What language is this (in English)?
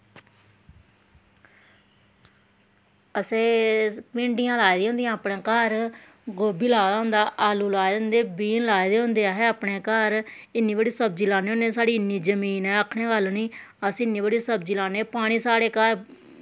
Dogri